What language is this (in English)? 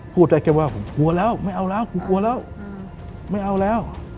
Thai